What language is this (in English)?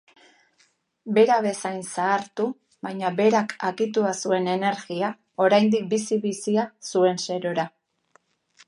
Basque